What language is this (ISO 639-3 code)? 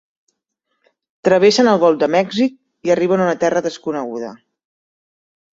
cat